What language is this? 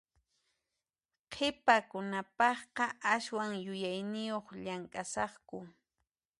Puno Quechua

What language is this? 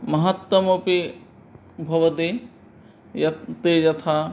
Sanskrit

